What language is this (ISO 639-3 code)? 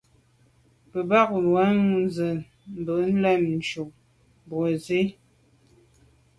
byv